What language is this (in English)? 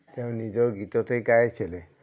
Assamese